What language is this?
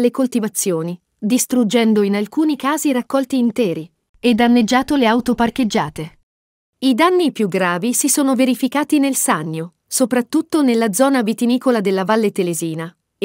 Italian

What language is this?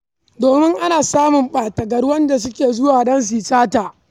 Hausa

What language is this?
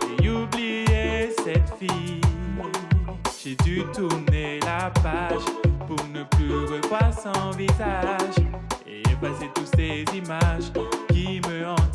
Greek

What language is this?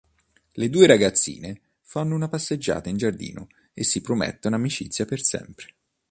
Italian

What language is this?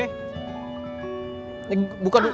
Indonesian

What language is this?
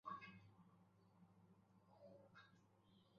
Bangla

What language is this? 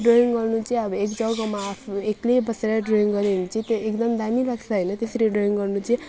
Nepali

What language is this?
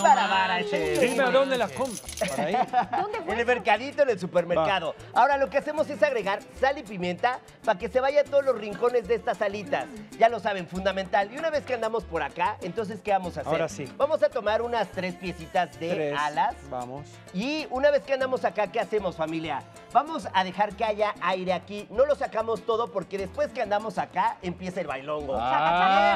Spanish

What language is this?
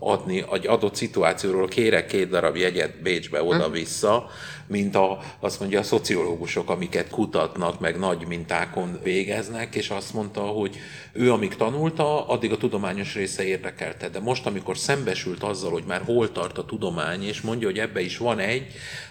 Hungarian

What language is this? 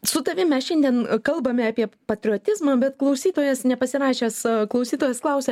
Lithuanian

